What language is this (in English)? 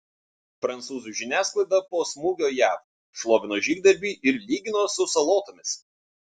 Lithuanian